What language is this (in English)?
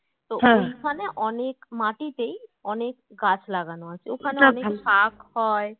Bangla